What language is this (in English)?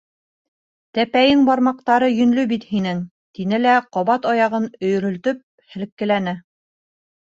Bashkir